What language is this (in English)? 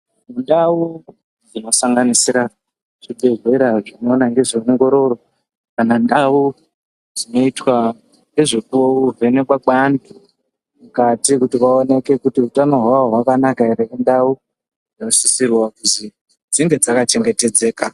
Ndau